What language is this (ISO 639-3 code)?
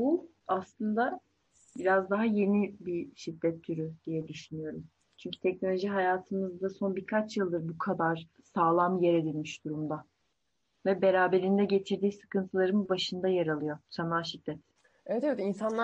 tur